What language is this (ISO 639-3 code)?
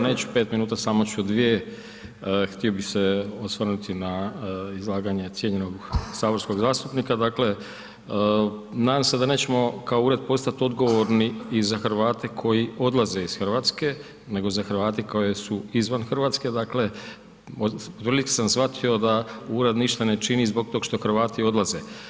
hrv